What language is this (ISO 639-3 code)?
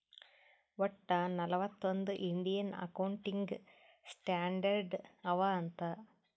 kan